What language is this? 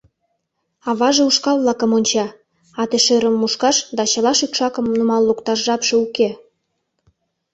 Mari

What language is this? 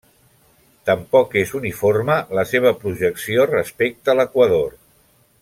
Catalan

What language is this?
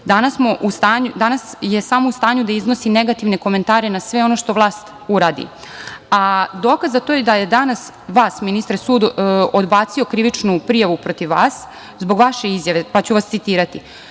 Serbian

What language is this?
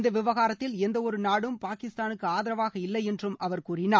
Tamil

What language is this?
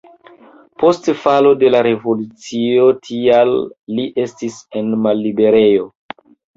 Esperanto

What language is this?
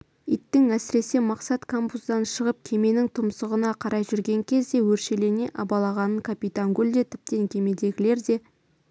Kazakh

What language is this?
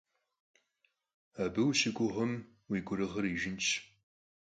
Kabardian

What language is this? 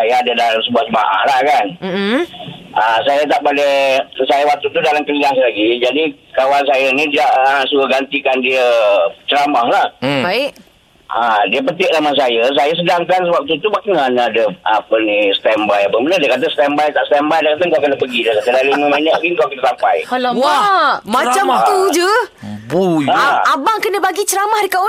Malay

